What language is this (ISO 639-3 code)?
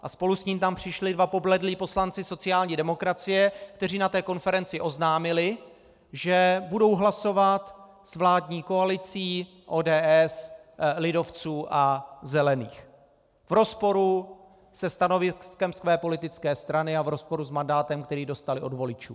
ces